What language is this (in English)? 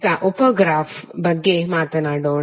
Kannada